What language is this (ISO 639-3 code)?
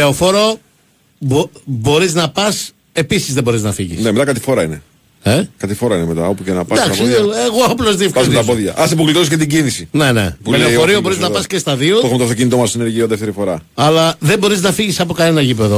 ell